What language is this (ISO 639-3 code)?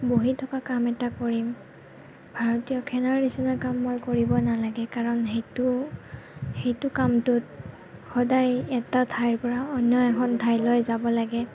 asm